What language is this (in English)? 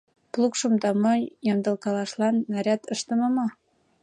Mari